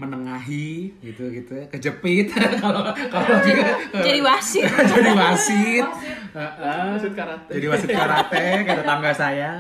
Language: Indonesian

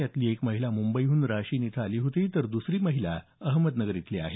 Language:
Marathi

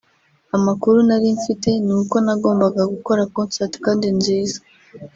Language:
Kinyarwanda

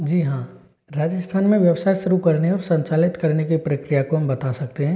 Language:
Hindi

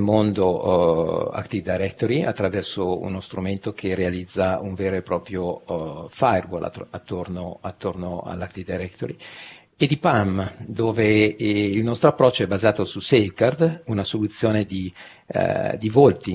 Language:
Italian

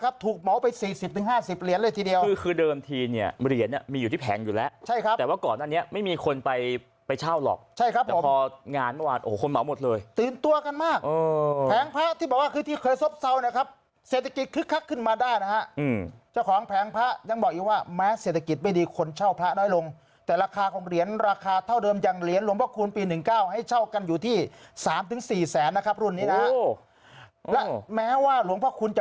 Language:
Thai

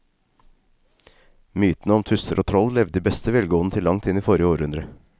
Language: Norwegian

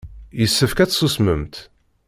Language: Kabyle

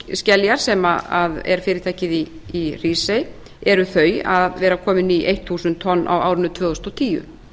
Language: Icelandic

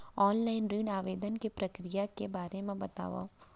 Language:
Chhattisgarhi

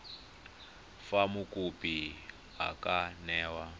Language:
Tswana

